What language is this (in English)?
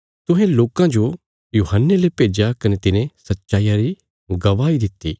Bilaspuri